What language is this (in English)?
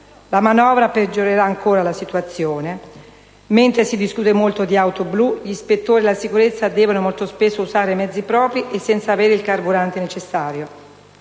Italian